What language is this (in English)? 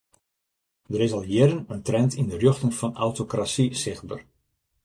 Western Frisian